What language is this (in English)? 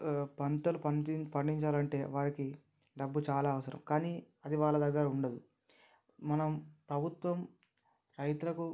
Telugu